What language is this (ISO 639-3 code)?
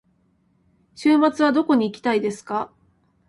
jpn